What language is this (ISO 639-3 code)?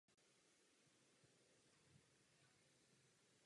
ces